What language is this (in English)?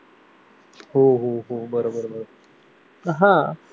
Marathi